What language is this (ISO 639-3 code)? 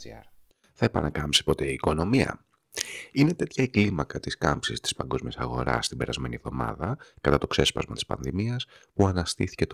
ell